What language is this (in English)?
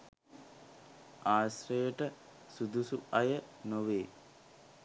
Sinhala